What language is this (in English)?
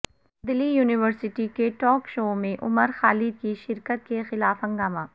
Urdu